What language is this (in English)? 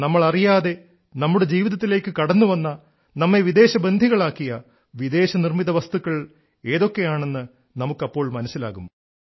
Malayalam